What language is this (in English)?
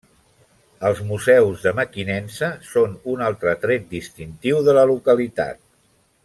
Catalan